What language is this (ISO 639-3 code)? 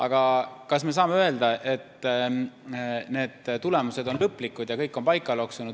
est